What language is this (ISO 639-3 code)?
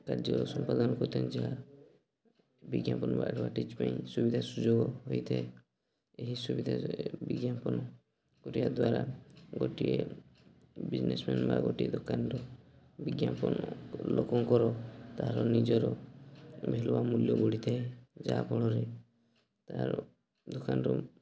ori